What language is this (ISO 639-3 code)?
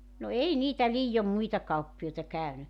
fin